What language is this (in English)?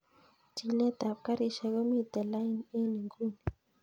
Kalenjin